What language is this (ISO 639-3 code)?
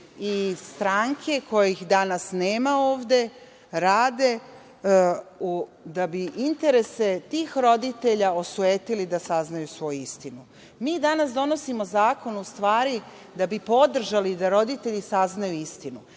srp